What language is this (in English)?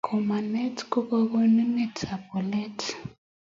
Kalenjin